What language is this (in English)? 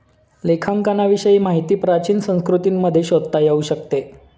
Marathi